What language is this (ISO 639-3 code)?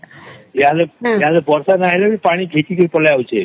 ori